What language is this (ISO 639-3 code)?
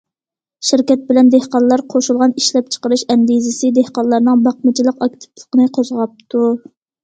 uig